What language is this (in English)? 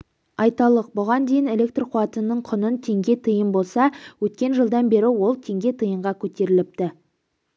Kazakh